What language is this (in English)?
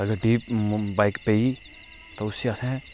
Dogri